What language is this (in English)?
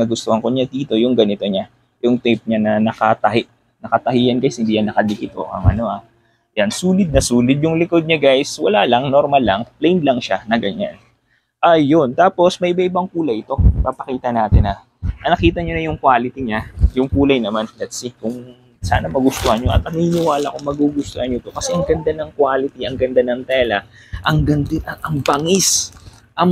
Filipino